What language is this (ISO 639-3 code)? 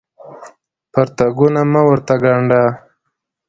pus